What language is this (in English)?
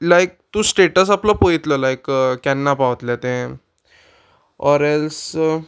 Konkani